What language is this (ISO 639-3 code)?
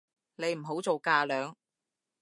yue